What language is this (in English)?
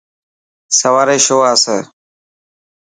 Dhatki